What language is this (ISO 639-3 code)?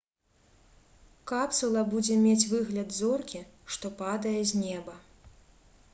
bel